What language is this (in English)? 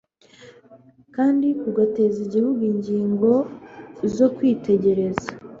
Kinyarwanda